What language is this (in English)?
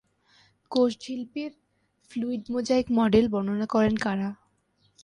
Bangla